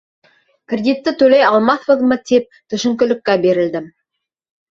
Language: Bashkir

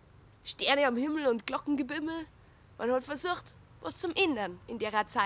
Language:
German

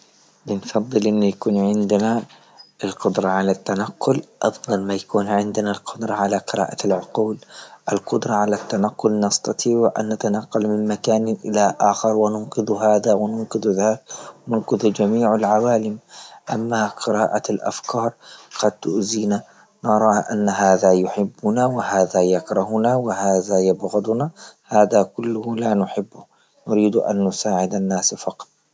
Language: Libyan Arabic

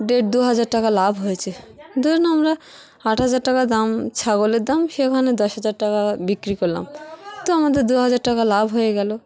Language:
Bangla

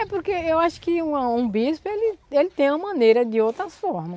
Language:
Portuguese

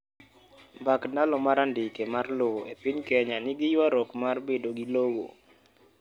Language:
Luo (Kenya and Tanzania)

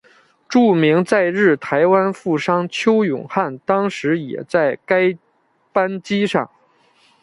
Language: Chinese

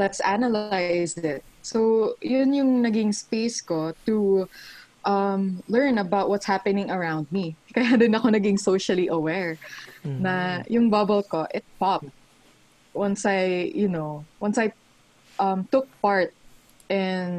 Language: Filipino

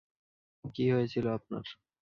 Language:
Bangla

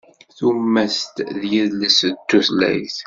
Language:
Kabyle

